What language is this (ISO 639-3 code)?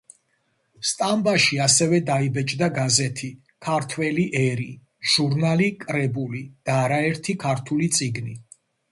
kat